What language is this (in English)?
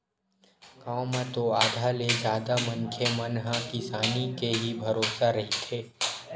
Chhattisgarhi